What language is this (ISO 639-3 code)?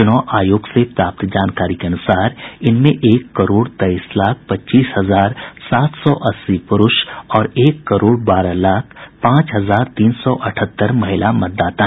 hin